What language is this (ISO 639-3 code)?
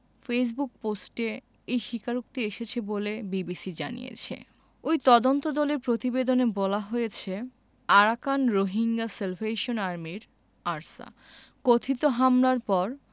ben